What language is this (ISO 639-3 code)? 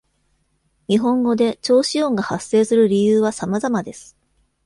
jpn